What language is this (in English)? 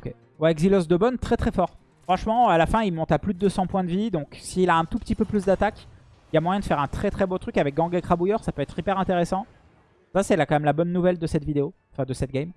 French